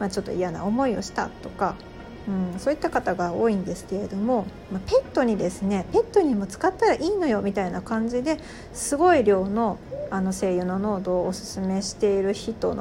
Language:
Japanese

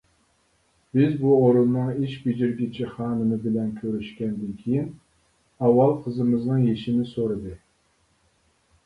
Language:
Uyghur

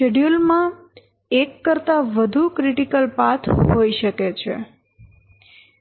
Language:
Gujarati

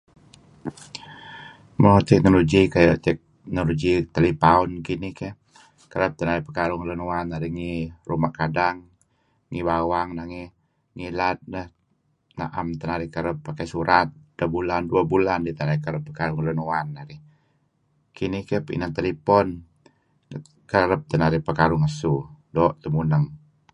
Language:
Kelabit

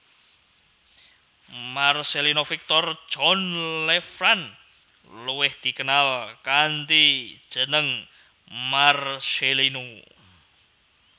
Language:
Javanese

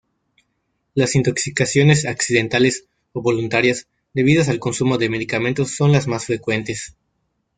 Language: Spanish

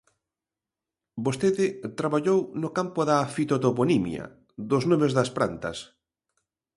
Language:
Galician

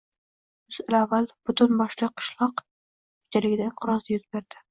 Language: Uzbek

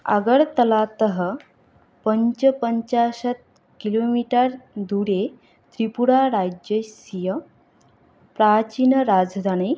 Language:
Sanskrit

